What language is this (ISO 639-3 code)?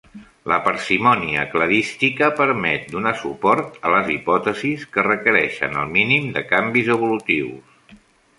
cat